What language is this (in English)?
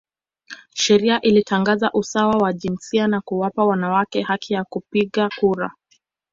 Swahili